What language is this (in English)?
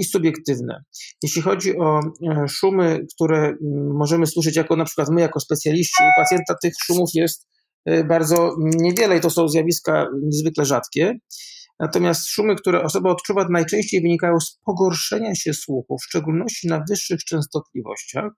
Polish